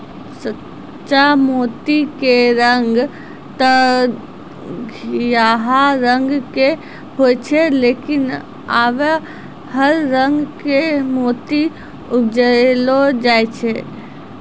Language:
Maithili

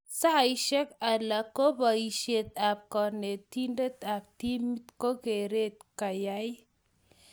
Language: Kalenjin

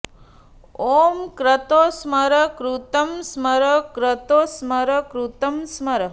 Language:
Sanskrit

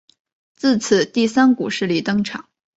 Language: Chinese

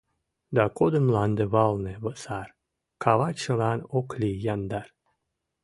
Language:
Mari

